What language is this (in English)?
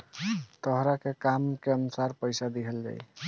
Bhojpuri